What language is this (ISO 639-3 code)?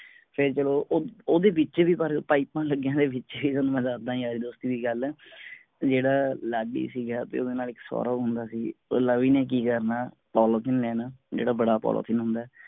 pan